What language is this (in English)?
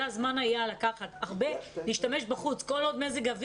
Hebrew